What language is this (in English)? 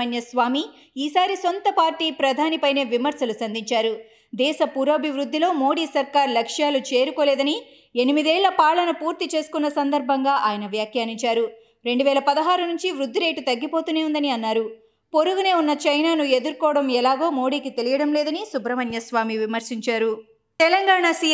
Telugu